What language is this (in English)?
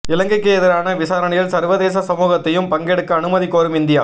Tamil